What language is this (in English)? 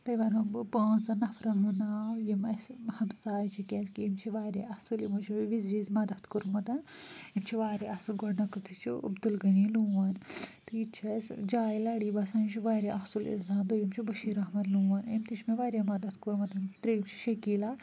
Kashmiri